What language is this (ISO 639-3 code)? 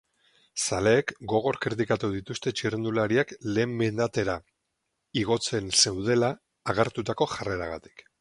eus